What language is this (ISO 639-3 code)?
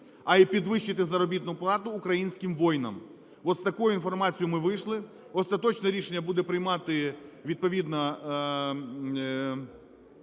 ukr